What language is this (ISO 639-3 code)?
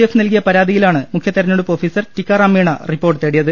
mal